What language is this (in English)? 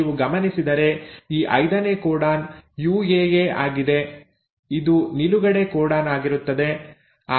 Kannada